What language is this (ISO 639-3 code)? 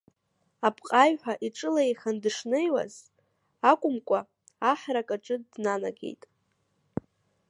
abk